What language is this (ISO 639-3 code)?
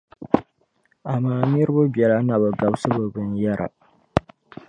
dag